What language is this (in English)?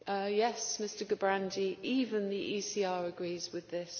English